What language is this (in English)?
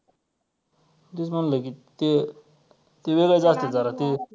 Marathi